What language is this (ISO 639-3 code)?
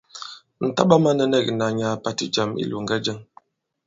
abb